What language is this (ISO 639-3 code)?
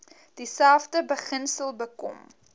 afr